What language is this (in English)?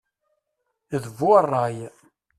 Kabyle